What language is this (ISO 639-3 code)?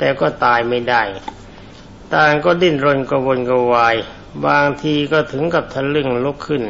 tha